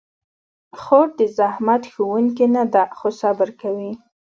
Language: Pashto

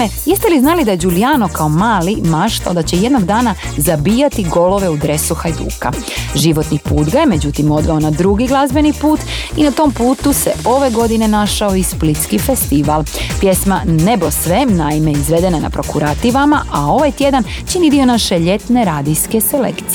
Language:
Croatian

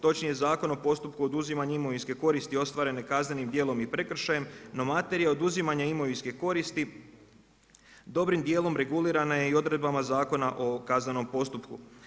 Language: Croatian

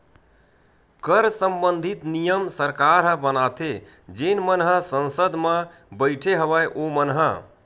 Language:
Chhattisgarhi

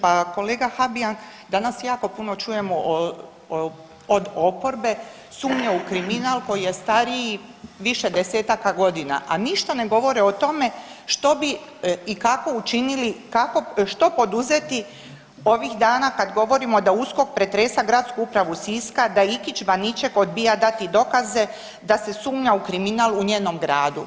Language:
Croatian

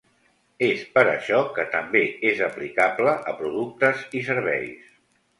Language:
Catalan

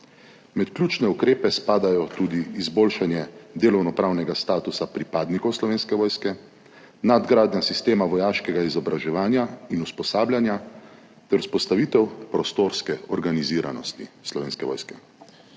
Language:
Slovenian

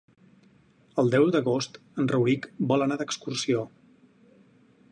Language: Catalan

